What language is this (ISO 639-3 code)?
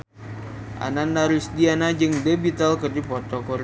sun